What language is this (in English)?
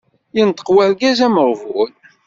Kabyle